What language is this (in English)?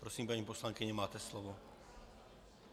Czech